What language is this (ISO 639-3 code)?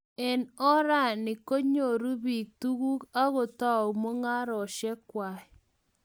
kln